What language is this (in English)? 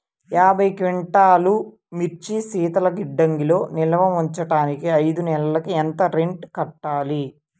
Telugu